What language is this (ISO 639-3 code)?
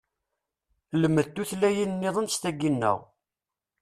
kab